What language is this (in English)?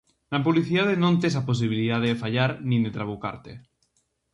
Galician